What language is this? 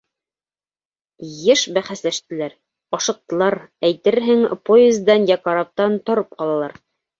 Bashkir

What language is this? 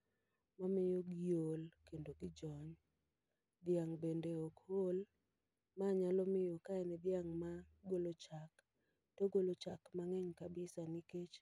Luo (Kenya and Tanzania)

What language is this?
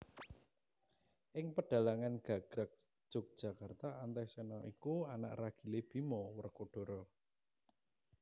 Javanese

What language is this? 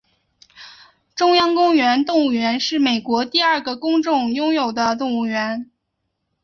Chinese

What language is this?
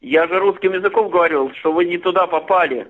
Russian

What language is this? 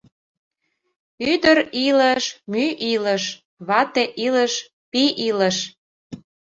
Mari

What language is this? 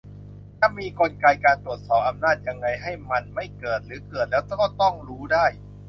Thai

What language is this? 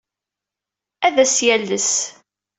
Kabyle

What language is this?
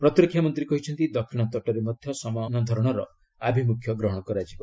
Odia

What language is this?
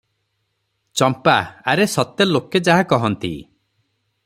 Odia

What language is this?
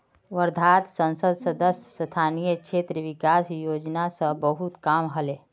Magahi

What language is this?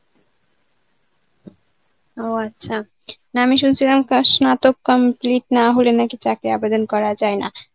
Bangla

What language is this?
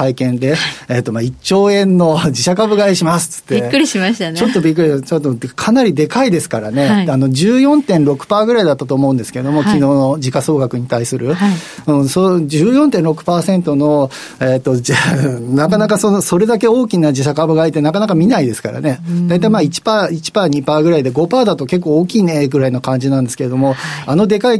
Japanese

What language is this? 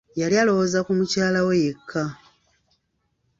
Ganda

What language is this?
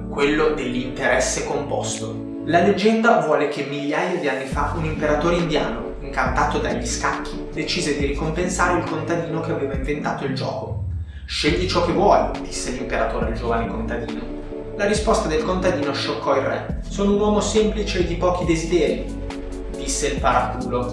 Italian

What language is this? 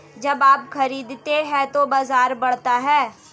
Hindi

